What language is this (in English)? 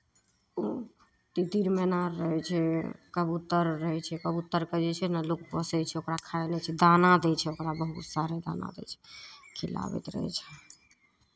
Maithili